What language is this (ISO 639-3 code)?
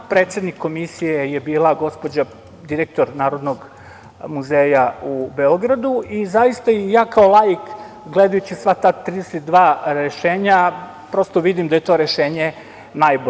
srp